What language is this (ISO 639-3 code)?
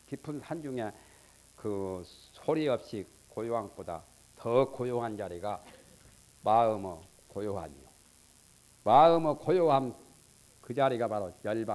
kor